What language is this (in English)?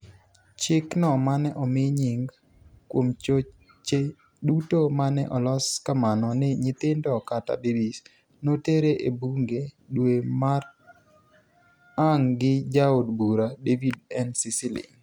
Luo (Kenya and Tanzania)